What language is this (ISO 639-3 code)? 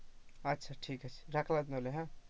ben